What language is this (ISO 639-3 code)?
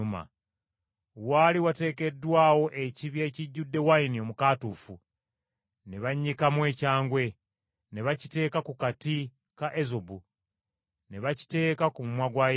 lug